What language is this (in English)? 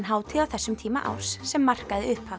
Icelandic